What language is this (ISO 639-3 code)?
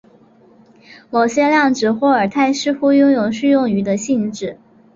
zho